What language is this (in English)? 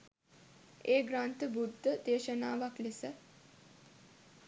Sinhala